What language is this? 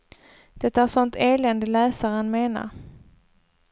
Swedish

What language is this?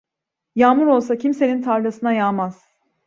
Turkish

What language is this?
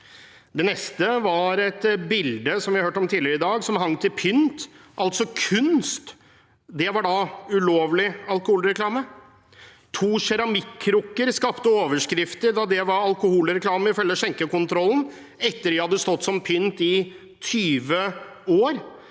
Norwegian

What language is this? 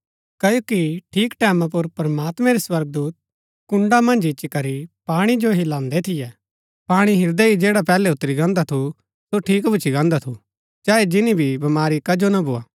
Gaddi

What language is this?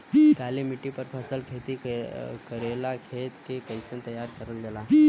Bhojpuri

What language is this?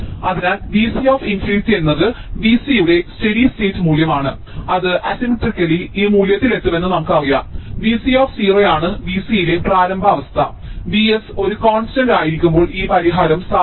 Malayalam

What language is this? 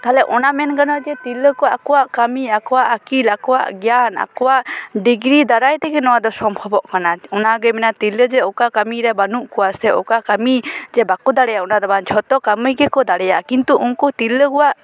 Santali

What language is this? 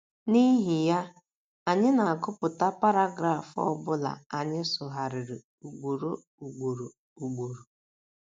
Igbo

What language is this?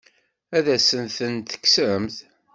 Kabyle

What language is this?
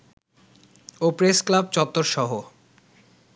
Bangla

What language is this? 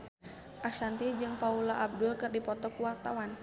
Sundanese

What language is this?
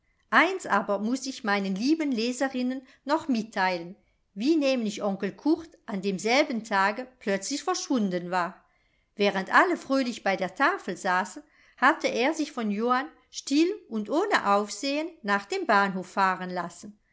German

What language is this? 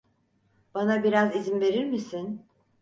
Turkish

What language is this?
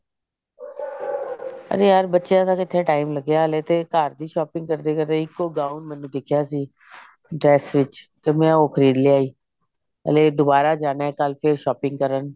Punjabi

